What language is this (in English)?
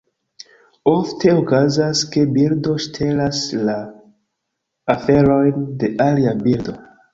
Esperanto